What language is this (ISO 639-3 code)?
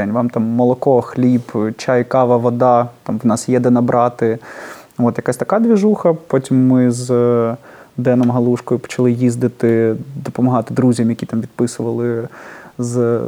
ukr